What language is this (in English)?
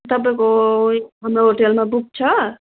Nepali